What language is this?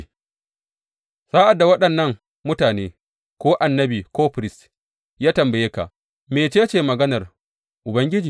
Hausa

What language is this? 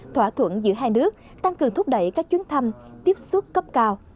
Vietnamese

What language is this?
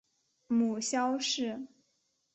Chinese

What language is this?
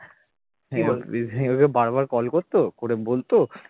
Bangla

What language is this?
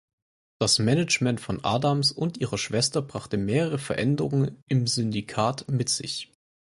German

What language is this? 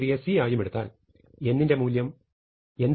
Malayalam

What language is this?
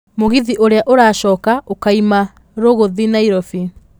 Kikuyu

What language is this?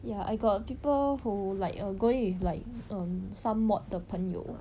English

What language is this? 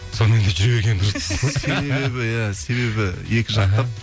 Kazakh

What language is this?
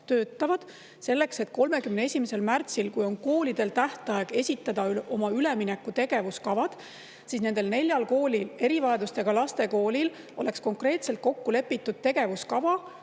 Estonian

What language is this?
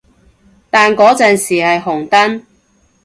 Cantonese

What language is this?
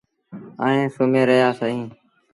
Sindhi Bhil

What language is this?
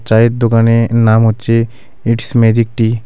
Bangla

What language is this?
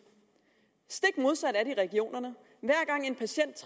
Danish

